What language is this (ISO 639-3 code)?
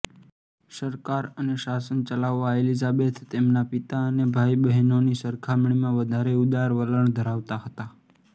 guj